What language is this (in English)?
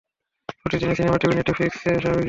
Bangla